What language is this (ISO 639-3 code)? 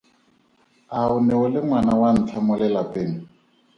tsn